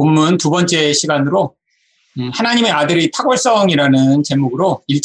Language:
Korean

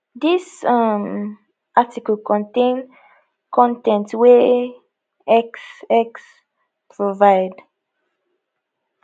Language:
Nigerian Pidgin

